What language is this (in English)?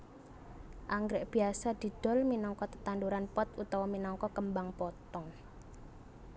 Javanese